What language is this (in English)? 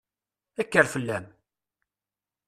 Kabyle